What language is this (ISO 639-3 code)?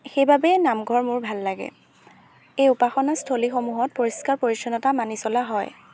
asm